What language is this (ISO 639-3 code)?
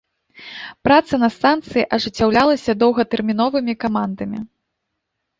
bel